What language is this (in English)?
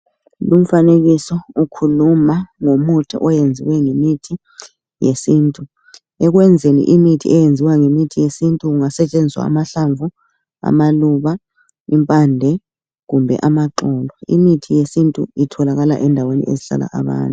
North Ndebele